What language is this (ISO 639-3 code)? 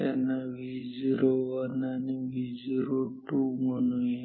mar